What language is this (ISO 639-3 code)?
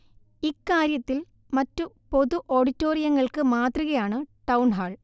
mal